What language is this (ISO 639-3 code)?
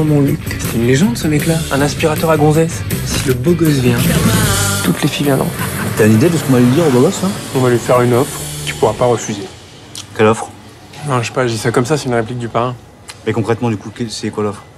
fra